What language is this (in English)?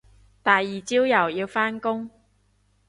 Cantonese